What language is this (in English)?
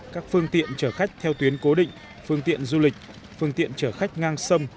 Vietnamese